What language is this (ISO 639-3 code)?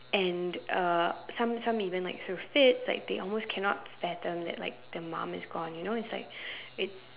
eng